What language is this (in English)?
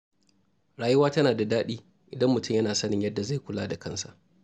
Hausa